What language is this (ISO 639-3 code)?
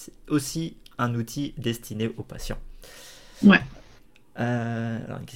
fra